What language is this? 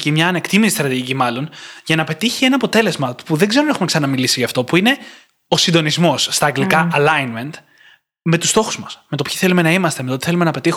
Greek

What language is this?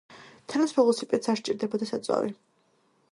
Georgian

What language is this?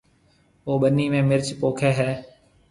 Marwari (Pakistan)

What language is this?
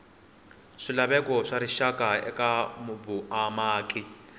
Tsonga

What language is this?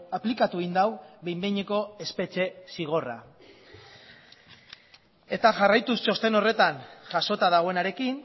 Basque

